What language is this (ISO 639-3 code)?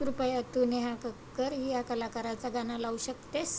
mar